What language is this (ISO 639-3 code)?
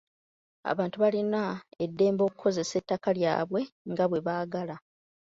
lug